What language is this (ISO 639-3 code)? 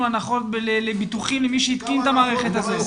heb